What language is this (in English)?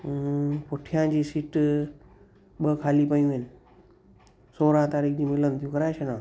Sindhi